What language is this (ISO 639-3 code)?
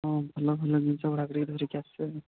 ori